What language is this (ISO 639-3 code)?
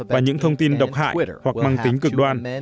vie